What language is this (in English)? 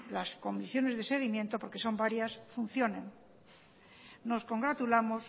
Spanish